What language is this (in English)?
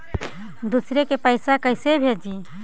Magahi